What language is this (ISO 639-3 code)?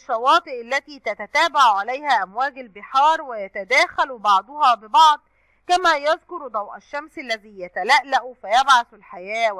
ara